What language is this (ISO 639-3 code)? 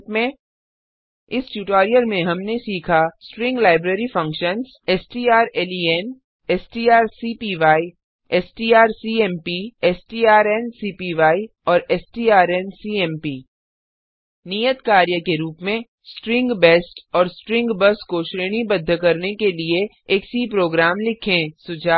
hin